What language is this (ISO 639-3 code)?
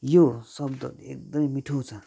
nep